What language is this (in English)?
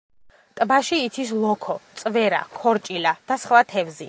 Georgian